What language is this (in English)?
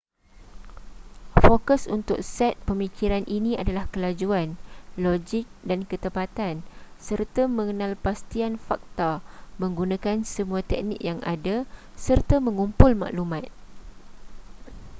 Malay